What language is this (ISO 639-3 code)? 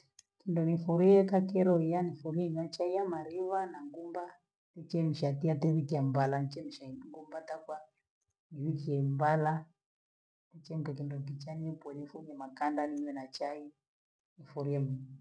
gwe